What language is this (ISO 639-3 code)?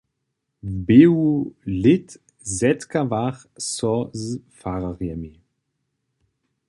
hsb